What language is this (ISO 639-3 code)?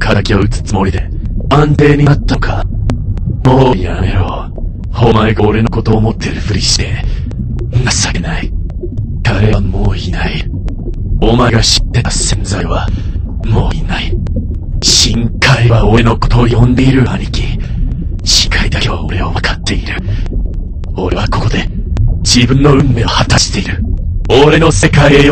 jpn